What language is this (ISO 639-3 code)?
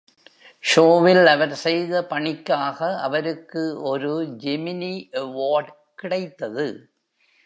tam